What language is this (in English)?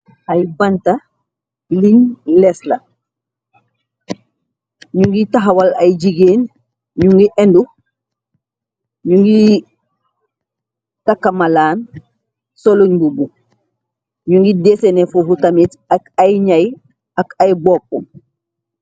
Wolof